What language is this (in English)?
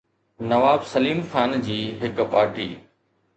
Sindhi